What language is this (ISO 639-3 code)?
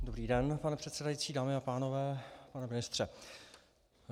ces